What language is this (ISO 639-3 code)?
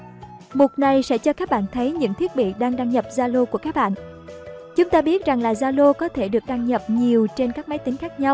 vie